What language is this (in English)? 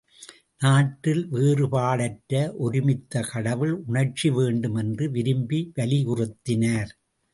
Tamil